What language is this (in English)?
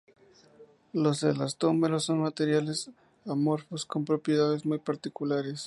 Spanish